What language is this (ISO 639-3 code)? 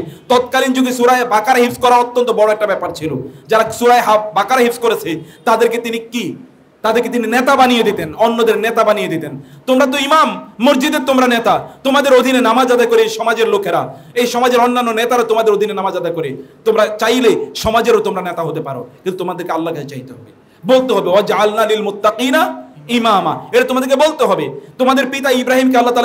ara